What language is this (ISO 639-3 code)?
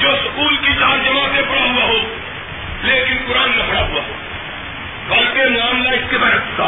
urd